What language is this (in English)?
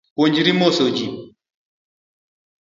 Luo (Kenya and Tanzania)